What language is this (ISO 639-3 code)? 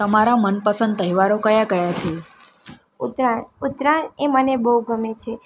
guj